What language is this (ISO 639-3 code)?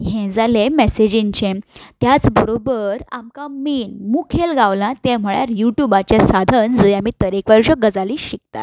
kok